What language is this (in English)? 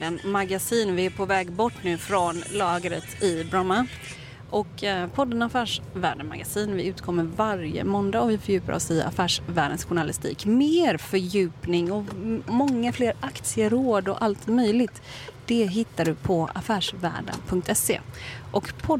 Swedish